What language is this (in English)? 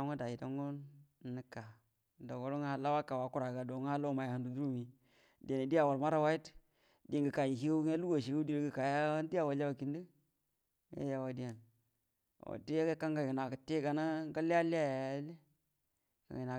Buduma